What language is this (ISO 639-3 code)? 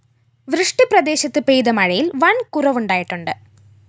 mal